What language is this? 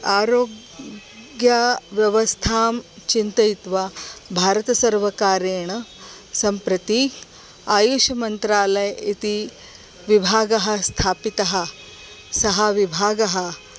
Sanskrit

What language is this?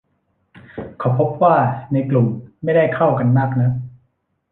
Thai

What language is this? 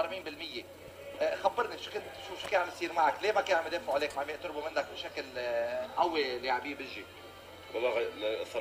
Arabic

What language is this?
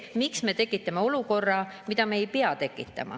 Estonian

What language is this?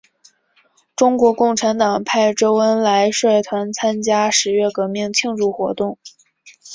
Chinese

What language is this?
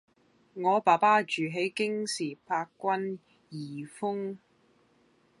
Cantonese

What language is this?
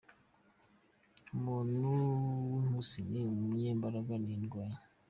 Kinyarwanda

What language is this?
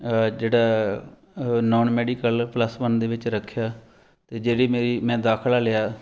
Punjabi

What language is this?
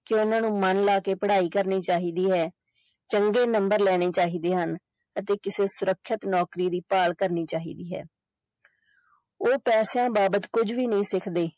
Punjabi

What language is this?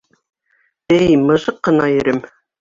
Bashkir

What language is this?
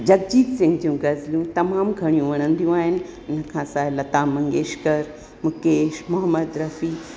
Sindhi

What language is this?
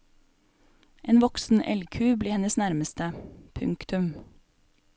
Norwegian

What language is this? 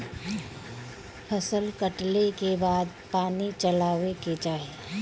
Bhojpuri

